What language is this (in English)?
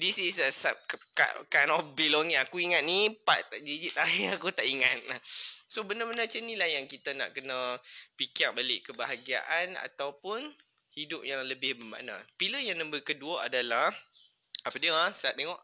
Malay